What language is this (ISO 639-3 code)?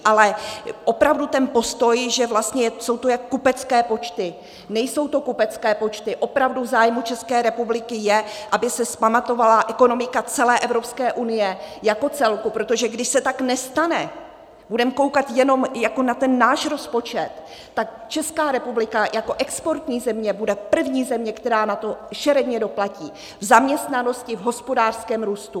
ces